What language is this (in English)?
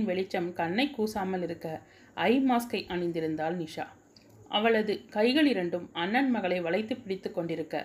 Tamil